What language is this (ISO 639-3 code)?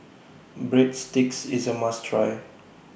eng